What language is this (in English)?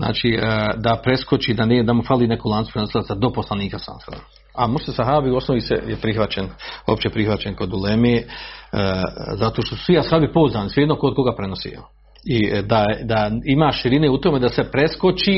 Croatian